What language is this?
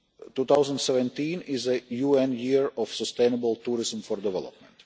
English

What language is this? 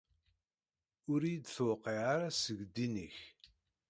Kabyle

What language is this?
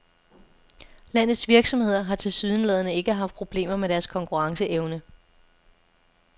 Danish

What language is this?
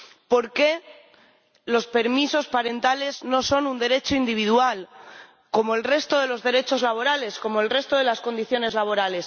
Spanish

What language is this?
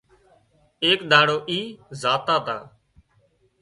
Wadiyara Koli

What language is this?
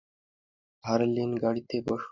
Bangla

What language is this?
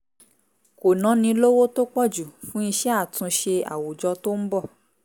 Yoruba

